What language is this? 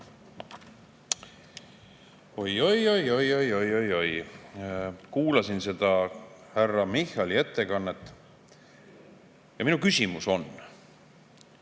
Estonian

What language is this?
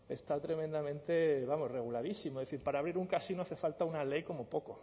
Spanish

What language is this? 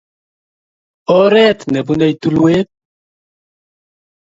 Kalenjin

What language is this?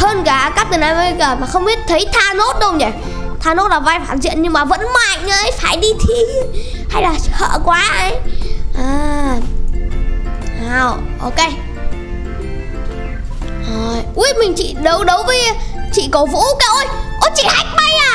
Vietnamese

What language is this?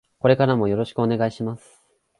Japanese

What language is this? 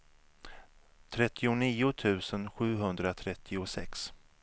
Swedish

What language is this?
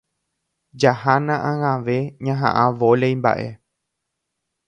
Guarani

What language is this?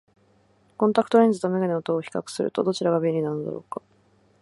Japanese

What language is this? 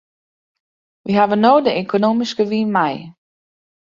Western Frisian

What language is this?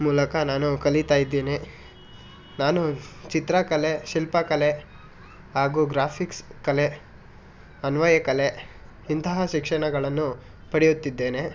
Kannada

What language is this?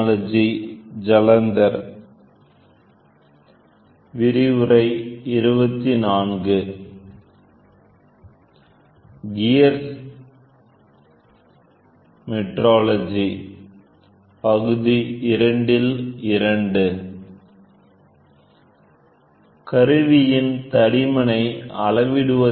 Tamil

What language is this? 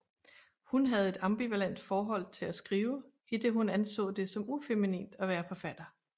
Danish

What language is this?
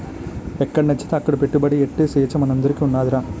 Telugu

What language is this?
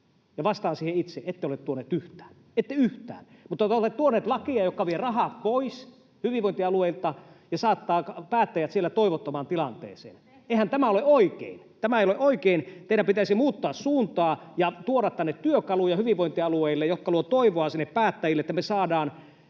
Finnish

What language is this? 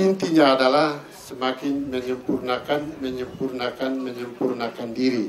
Indonesian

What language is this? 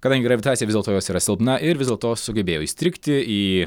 Lithuanian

